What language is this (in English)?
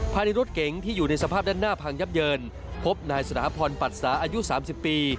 Thai